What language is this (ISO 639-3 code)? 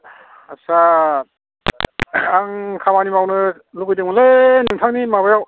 brx